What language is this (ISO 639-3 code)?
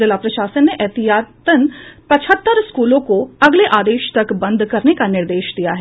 hin